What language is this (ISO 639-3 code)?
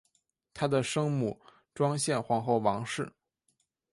zho